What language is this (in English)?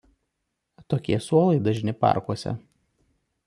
Lithuanian